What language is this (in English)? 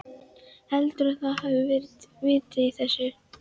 Icelandic